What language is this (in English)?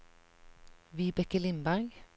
Norwegian